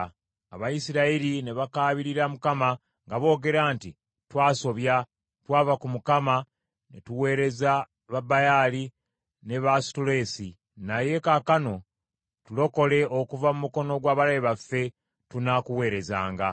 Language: Ganda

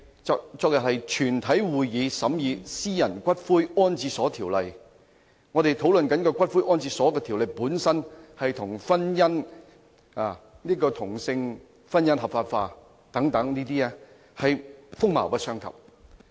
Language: Cantonese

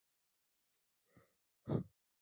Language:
Swahili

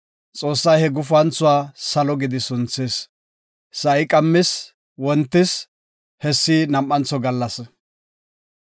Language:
Gofa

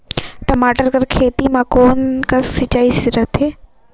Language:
Chhattisgarhi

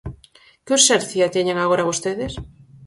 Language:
Galician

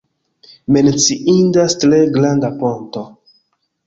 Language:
Esperanto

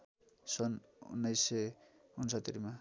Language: Nepali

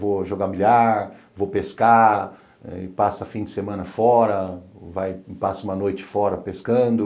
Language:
Portuguese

